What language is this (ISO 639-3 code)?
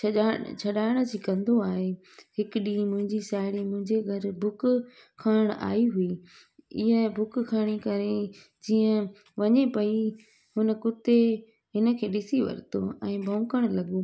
snd